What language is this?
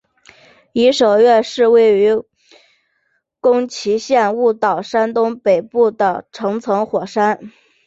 Chinese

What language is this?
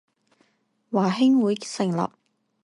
Chinese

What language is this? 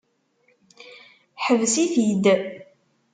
Kabyle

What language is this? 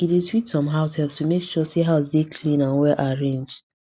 Nigerian Pidgin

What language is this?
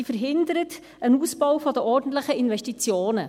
Swiss German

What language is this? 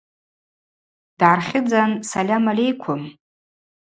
Abaza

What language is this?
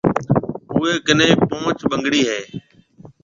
Marwari (Pakistan)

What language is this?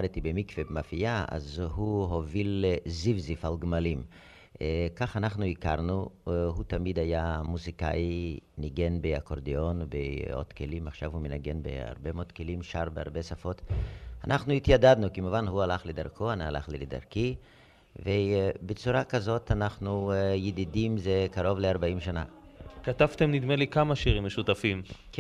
Hebrew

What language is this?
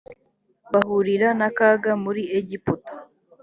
Kinyarwanda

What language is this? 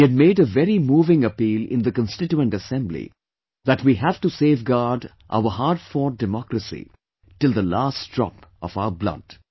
English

